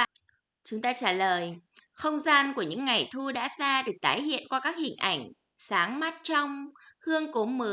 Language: Vietnamese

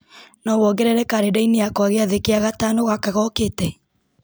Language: Kikuyu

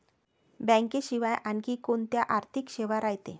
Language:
Marathi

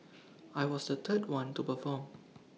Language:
English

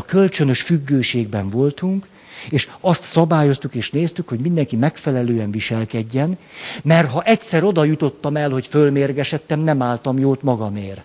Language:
Hungarian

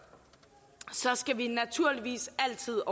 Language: Danish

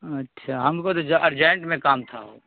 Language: Urdu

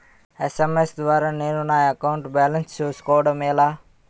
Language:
Telugu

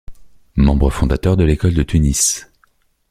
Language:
French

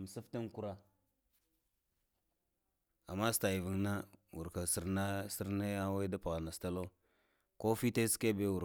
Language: Lamang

